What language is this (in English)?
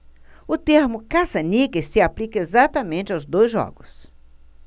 Portuguese